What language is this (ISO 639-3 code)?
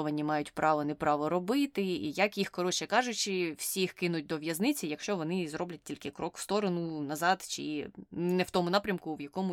ukr